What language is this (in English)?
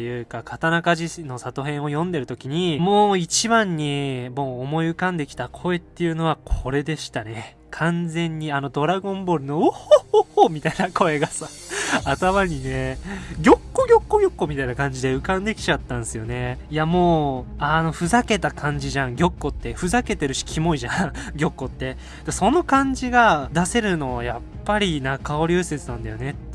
Japanese